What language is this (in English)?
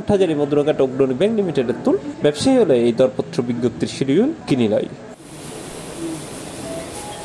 Korean